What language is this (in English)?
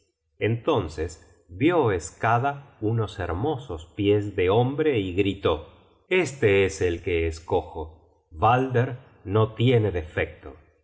Spanish